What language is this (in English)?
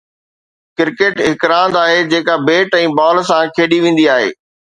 Sindhi